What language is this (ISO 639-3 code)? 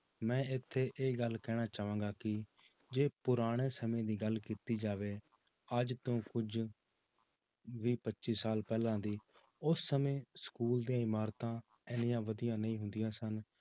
pan